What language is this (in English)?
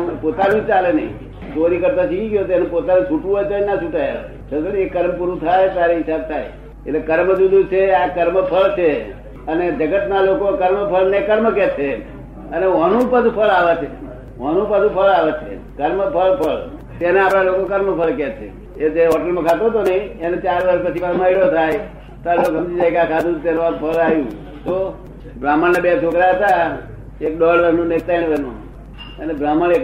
Gujarati